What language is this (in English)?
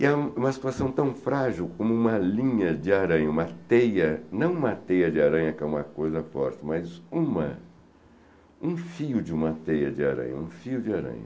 Portuguese